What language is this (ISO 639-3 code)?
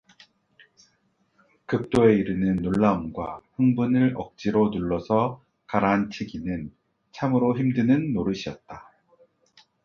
kor